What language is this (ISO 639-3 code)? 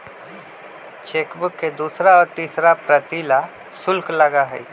mag